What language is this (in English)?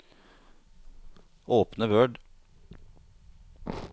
Norwegian